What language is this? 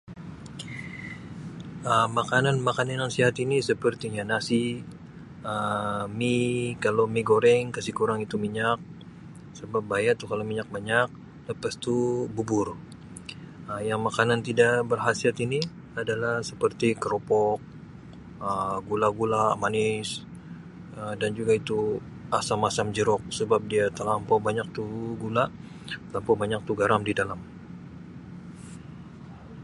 Sabah Malay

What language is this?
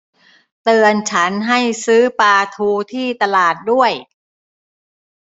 Thai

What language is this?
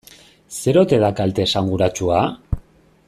Basque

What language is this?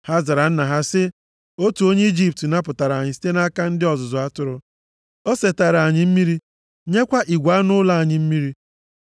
Igbo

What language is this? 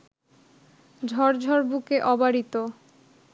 Bangla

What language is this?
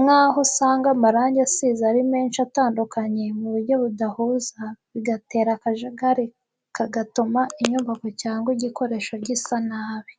Kinyarwanda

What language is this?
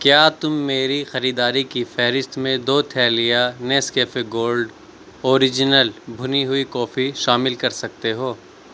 Urdu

